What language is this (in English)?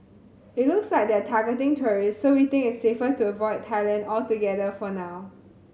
English